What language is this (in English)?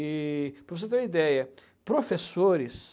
Portuguese